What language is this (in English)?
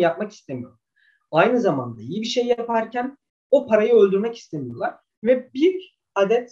Turkish